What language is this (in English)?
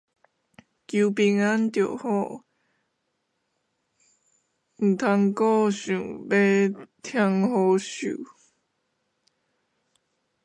Min Nan Chinese